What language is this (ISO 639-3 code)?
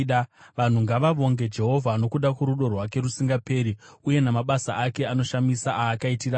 sna